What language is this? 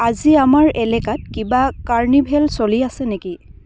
Assamese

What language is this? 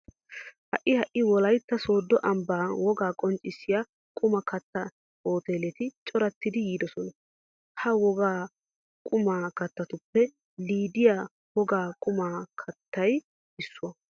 Wolaytta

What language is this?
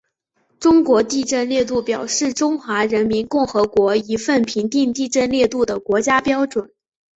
Chinese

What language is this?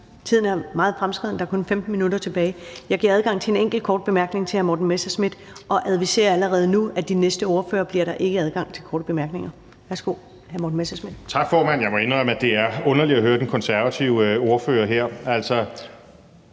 Danish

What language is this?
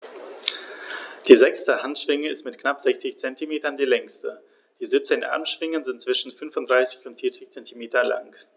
German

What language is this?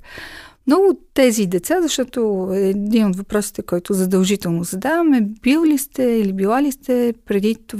Bulgarian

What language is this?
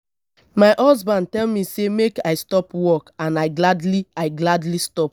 Nigerian Pidgin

